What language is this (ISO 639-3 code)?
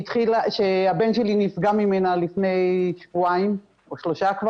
heb